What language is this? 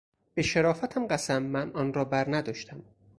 Persian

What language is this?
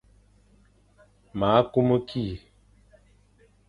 Fang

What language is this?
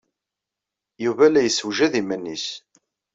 Kabyle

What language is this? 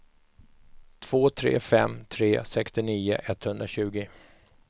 Swedish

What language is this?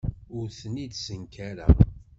Kabyle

